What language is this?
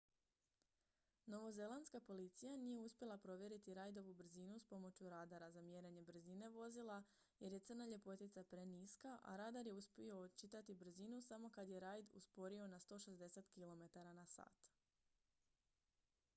Croatian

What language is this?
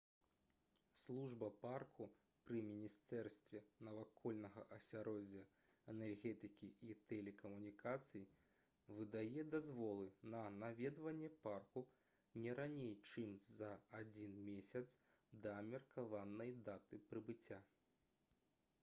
Belarusian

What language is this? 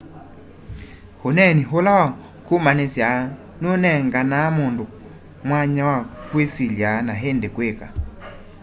Kamba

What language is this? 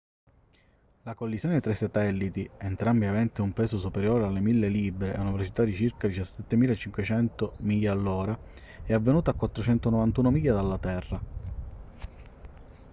Italian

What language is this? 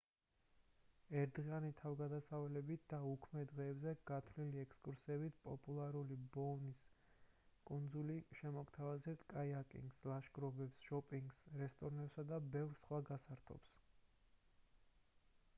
Georgian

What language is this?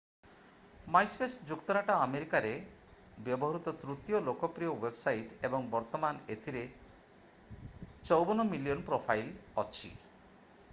Odia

